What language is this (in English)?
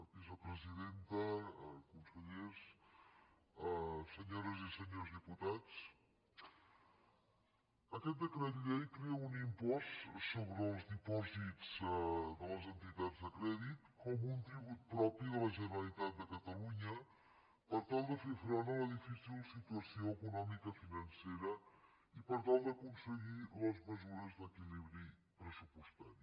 Catalan